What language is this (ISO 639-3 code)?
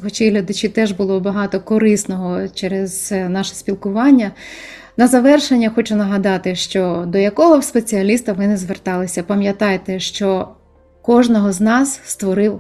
ukr